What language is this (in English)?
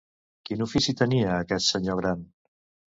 Catalan